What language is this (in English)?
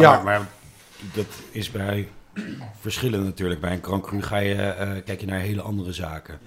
Dutch